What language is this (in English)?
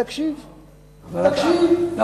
Hebrew